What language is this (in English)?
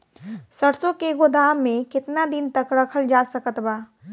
Bhojpuri